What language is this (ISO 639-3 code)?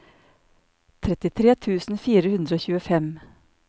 nor